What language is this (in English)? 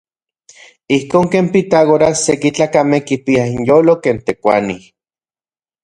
Central Puebla Nahuatl